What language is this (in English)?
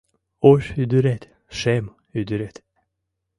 Mari